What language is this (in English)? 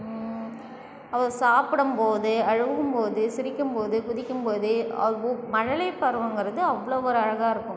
Tamil